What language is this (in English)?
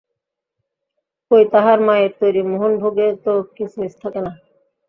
Bangla